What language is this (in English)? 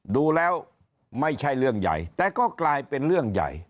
Thai